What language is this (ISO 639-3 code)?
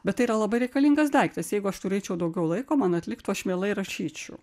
lit